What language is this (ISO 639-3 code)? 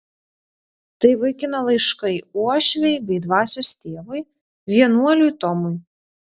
lit